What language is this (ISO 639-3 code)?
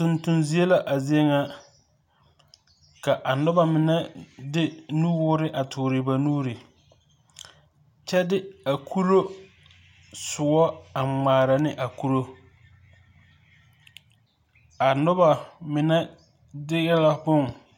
dga